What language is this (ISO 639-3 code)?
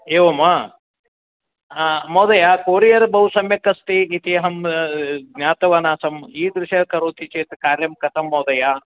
san